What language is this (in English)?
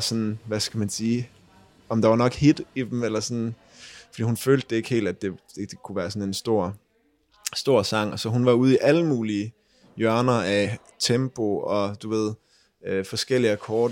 Danish